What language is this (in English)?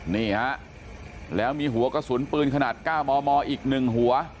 Thai